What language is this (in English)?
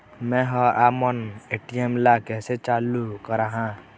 Chhattisgarhi